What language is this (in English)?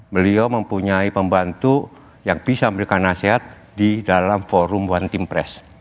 Indonesian